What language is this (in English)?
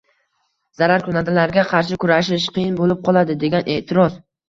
Uzbek